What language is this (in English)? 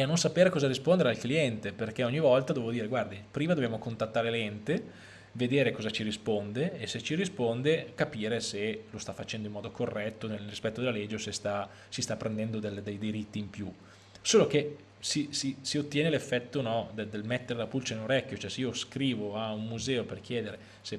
Italian